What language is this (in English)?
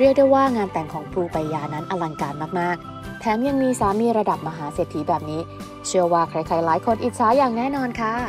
Thai